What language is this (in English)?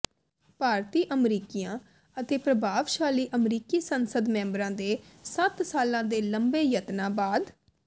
Punjabi